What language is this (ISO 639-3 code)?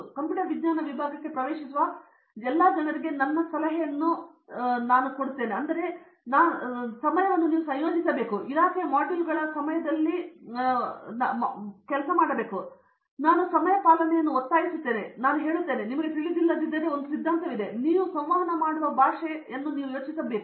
kan